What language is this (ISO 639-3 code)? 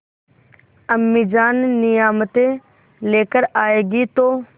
hin